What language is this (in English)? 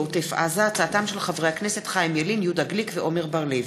Hebrew